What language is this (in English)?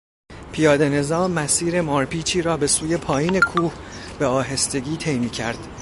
Persian